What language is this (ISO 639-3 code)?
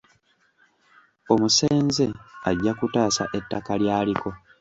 lug